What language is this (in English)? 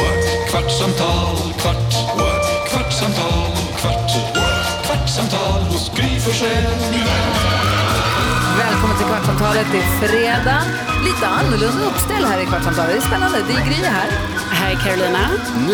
Swedish